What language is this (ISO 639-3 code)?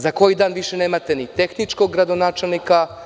srp